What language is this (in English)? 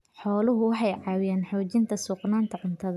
Somali